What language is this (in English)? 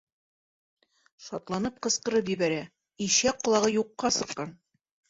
Bashkir